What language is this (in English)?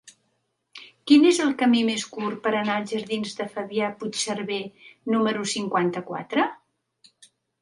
Catalan